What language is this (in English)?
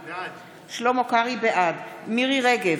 Hebrew